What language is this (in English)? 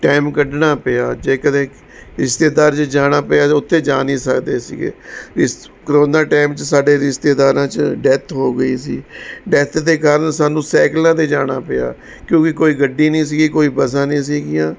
Punjabi